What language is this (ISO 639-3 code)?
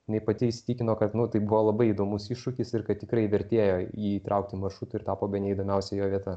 lit